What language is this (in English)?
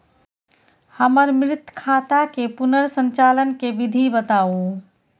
Maithili